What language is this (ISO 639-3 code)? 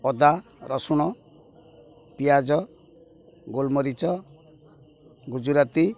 ori